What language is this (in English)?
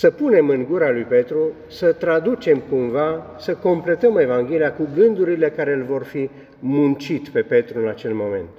Romanian